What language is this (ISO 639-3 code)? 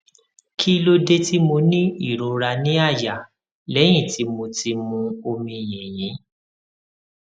yor